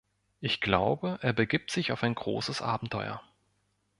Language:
German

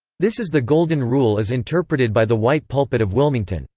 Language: English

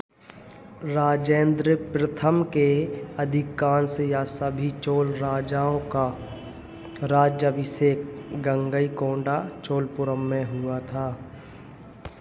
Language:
Hindi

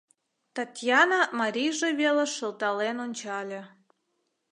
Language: Mari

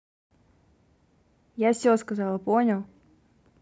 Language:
Russian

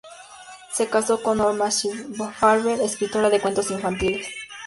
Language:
Spanish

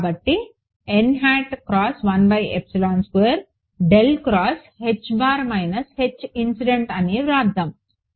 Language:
Telugu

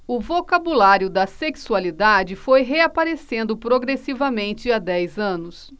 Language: Portuguese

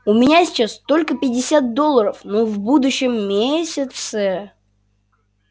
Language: Russian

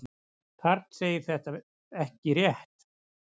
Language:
Icelandic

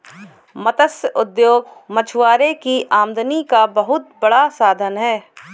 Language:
Hindi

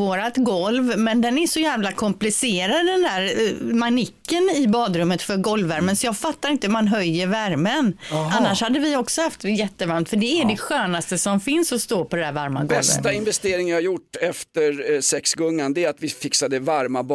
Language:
Swedish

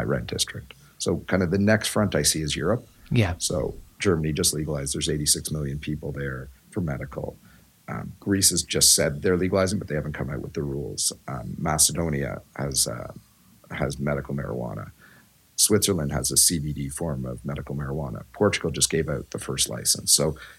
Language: English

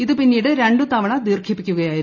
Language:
Malayalam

